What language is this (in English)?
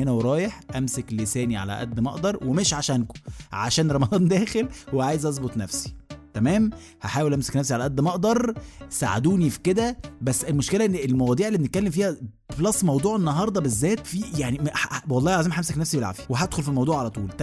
Arabic